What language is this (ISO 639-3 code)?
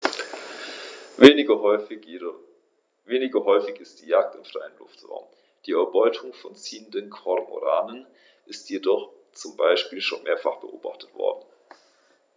deu